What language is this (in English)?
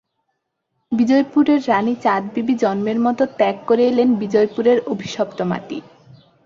Bangla